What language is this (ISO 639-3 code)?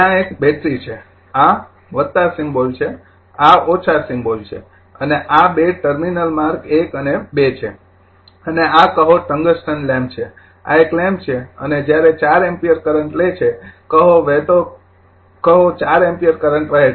guj